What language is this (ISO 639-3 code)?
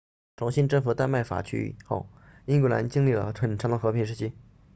zho